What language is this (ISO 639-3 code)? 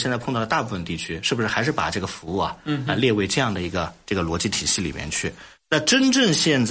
zho